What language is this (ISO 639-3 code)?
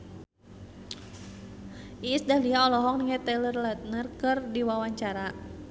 sun